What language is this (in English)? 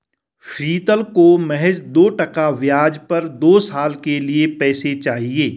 Hindi